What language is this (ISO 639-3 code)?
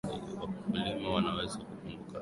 swa